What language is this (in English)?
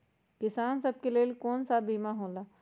Magahi